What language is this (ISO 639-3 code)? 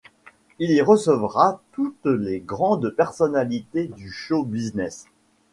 fra